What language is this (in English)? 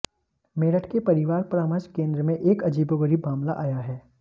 Hindi